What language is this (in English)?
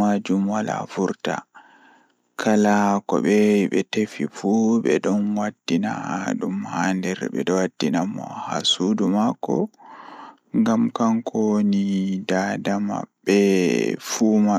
Fula